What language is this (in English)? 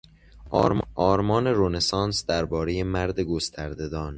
Persian